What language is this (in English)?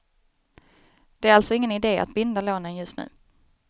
Swedish